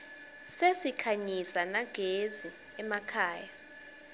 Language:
Swati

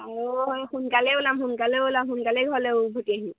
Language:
Assamese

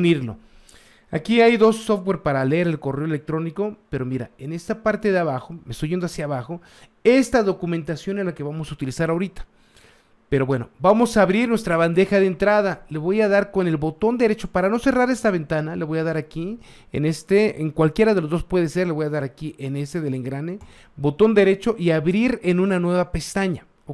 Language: Spanish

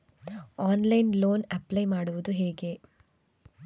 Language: Kannada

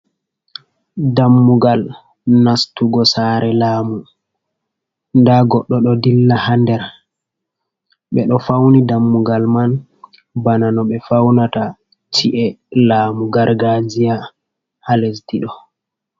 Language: Fula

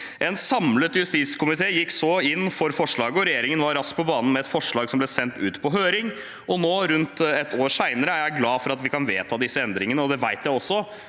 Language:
Norwegian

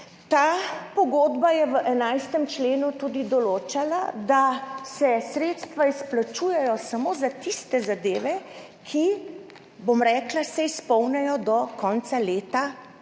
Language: Slovenian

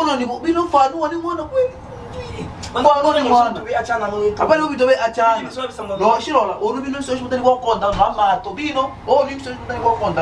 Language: French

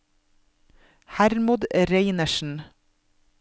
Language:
Norwegian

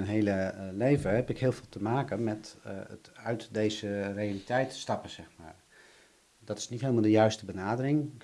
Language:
Dutch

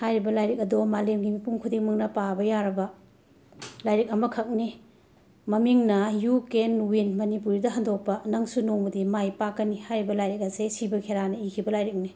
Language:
Manipuri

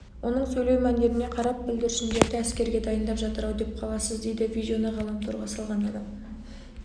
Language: Kazakh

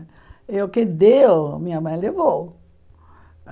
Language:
Portuguese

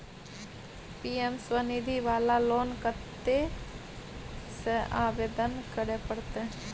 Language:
Maithili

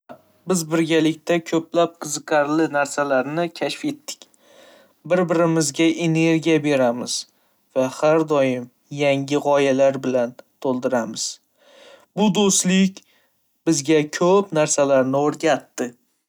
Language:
Uzbek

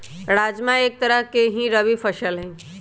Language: Magahi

